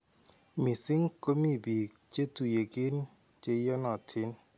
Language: Kalenjin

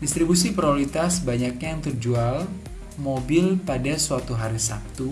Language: Indonesian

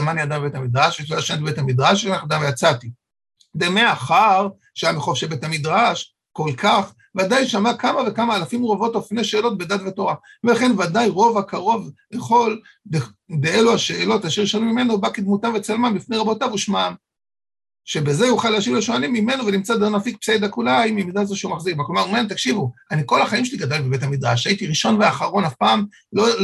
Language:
Hebrew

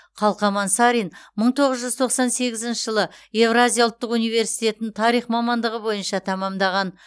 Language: Kazakh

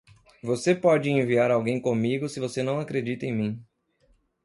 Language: Portuguese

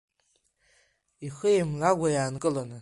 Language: Abkhazian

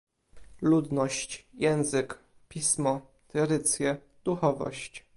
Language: Polish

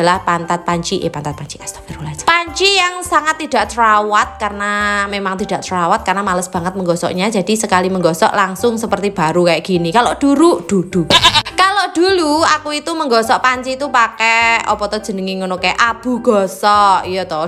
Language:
Indonesian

